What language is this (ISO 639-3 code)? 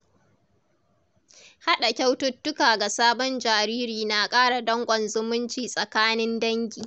hau